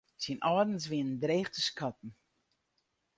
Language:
Western Frisian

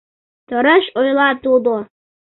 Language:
Mari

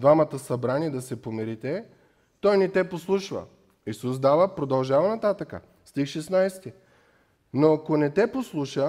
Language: Bulgarian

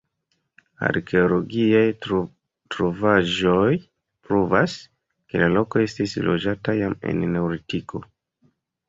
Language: Esperanto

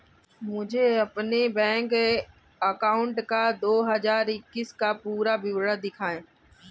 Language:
Hindi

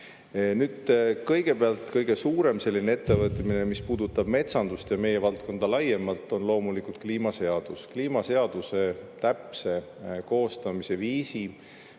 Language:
Estonian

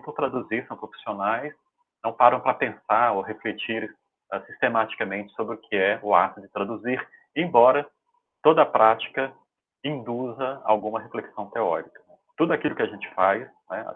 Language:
Portuguese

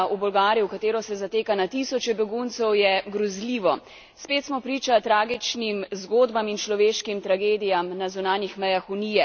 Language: Slovenian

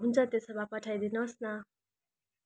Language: Nepali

